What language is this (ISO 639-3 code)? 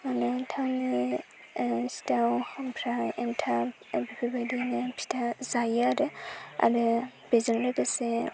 brx